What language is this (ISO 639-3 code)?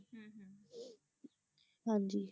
pan